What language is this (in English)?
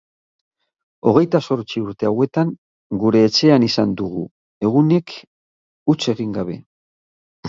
Basque